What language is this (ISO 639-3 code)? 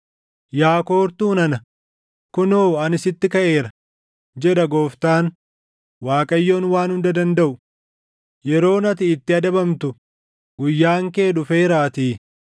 orm